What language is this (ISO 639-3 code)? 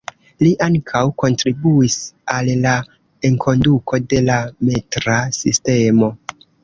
epo